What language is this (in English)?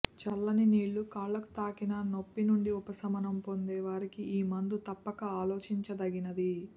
Telugu